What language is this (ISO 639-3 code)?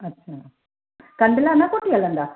snd